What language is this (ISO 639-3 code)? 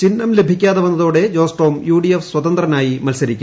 mal